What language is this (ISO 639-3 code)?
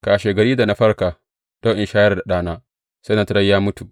hau